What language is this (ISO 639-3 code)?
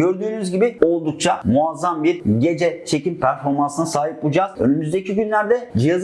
tur